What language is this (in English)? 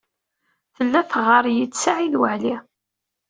Kabyle